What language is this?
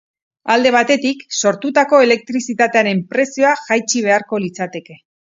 Basque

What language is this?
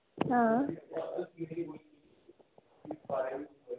Dogri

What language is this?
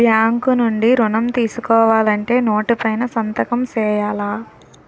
Telugu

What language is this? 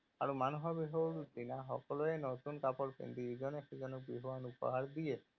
Assamese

